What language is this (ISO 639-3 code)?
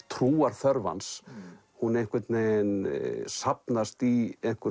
isl